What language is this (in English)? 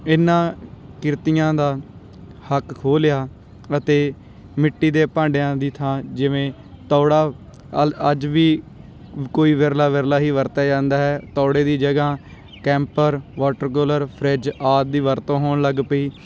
Punjabi